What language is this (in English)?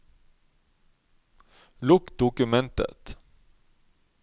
Norwegian